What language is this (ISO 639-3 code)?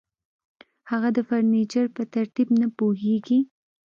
pus